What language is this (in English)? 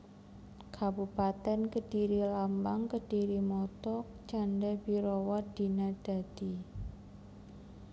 Javanese